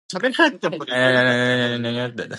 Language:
English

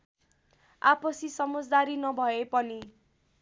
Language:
Nepali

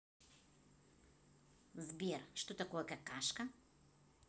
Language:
Russian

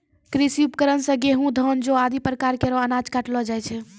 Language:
Maithili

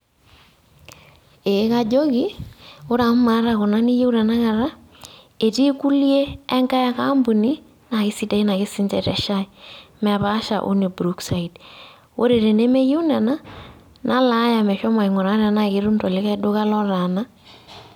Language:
Masai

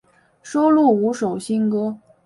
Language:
Chinese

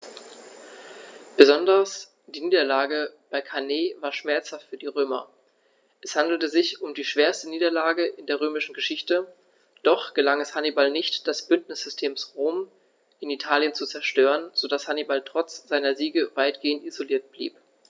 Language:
German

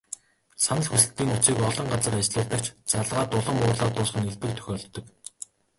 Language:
Mongolian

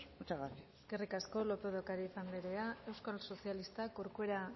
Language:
Basque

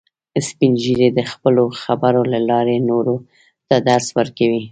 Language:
Pashto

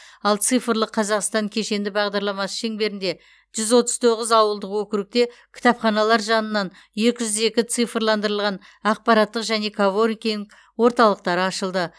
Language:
Kazakh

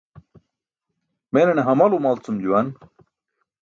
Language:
Burushaski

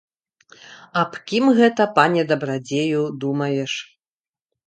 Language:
Belarusian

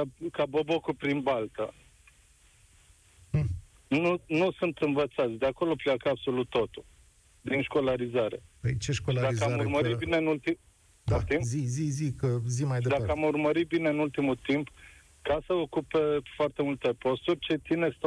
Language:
Romanian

